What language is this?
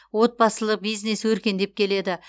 Kazakh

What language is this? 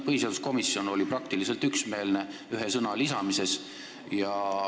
Estonian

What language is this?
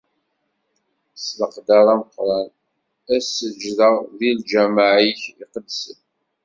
Kabyle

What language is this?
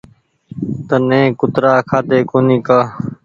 Goaria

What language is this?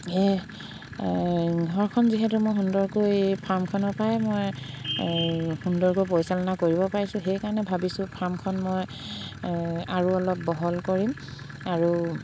Assamese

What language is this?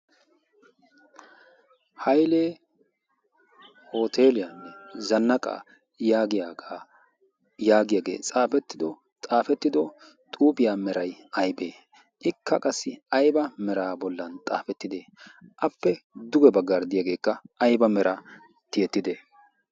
Wolaytta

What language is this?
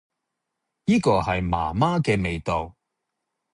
Cantonese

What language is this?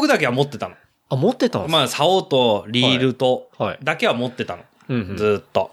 Japanese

